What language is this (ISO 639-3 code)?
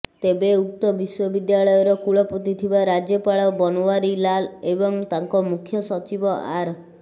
ori